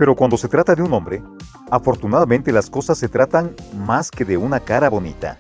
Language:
Spanish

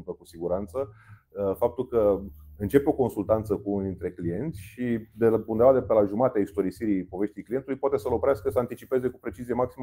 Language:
Romanian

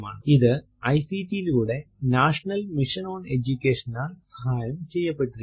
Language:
Malayalam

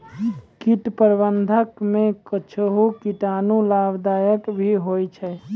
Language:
Maithili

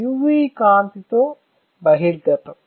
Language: Telugu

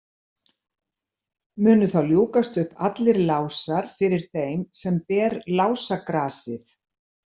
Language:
Icelandic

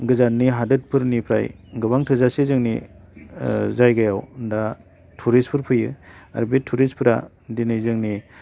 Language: Bodo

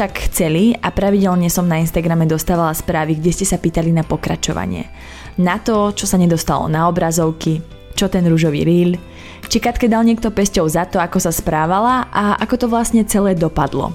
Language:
Slovak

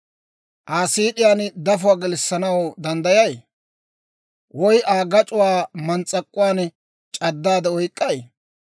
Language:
Dawro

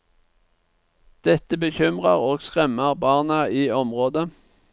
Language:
Norwegian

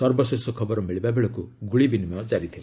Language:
Odia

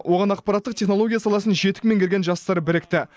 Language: Kazakh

